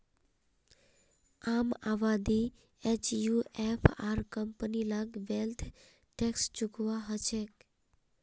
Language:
Magahi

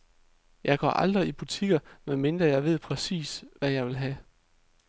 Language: Danish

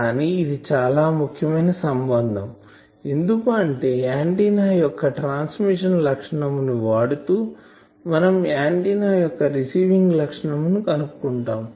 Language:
Telugu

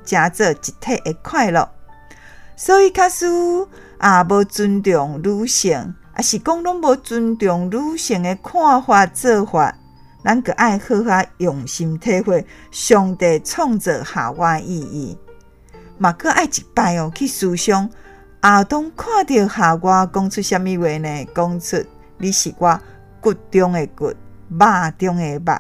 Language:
Chinese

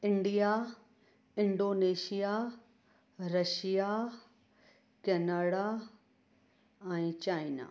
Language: Sindhi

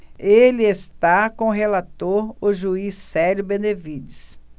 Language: Portuguese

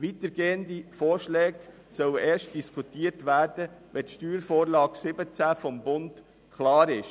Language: Swiss German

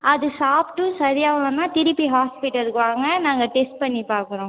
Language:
Tamil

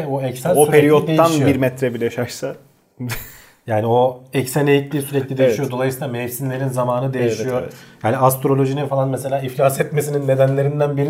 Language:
Turkish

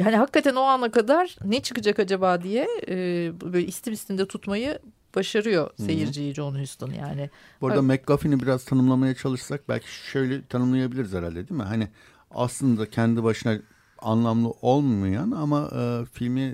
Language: Turkish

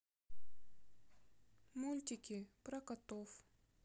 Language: Russian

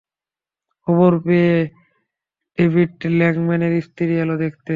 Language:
Bangla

